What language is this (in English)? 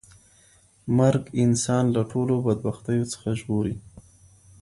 Pashto